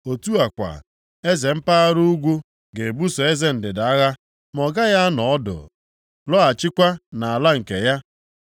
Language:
Igbo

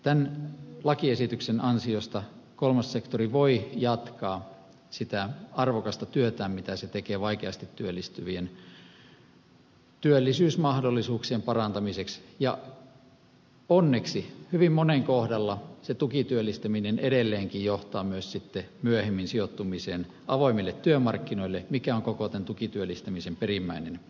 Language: Finnish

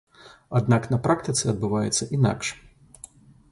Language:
Belarusian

